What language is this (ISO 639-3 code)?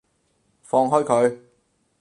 yue